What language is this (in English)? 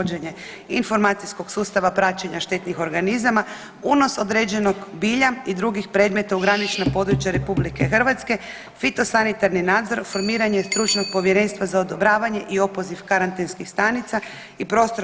Croatian